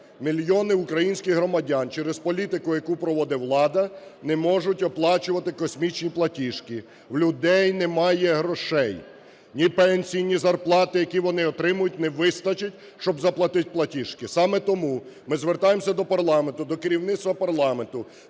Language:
Ukrainian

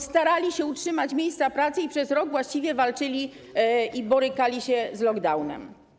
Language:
Polish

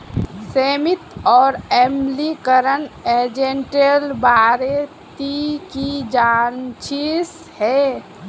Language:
Magahi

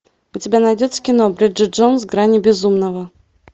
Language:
Russian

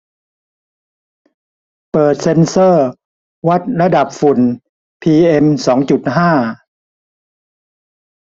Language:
Thai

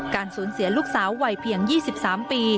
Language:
Thai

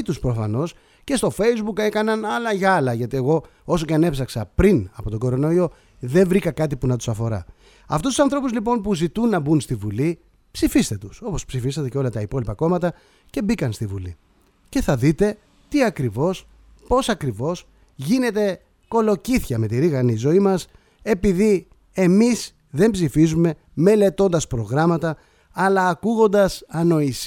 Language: Greek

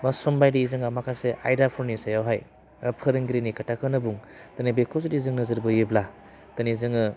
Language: Bodo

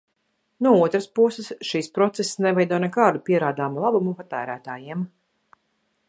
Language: Latvian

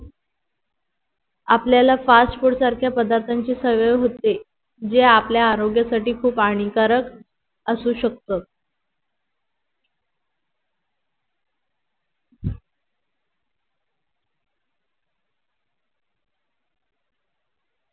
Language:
Marathi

